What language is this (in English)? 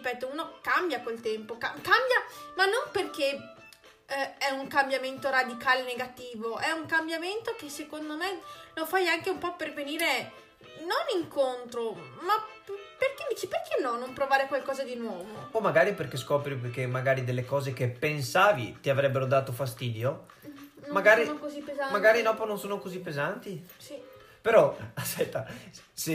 Italian